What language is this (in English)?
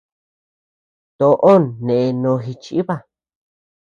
Tepeuxila Cuicatec